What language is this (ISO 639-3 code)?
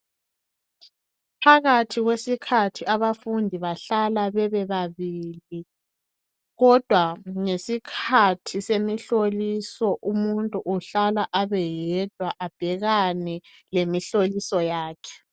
nde